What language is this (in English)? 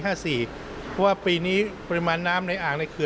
Thai